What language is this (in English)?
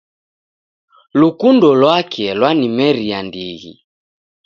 Taita